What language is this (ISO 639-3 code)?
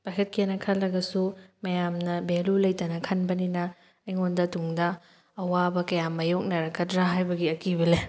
mni